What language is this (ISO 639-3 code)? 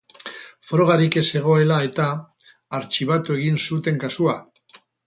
eus